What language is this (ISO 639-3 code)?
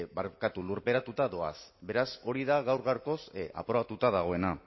eus